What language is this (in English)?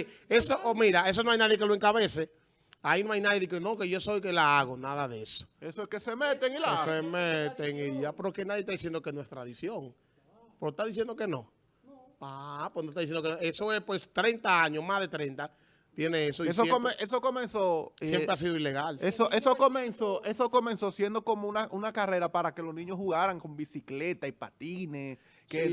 Spanish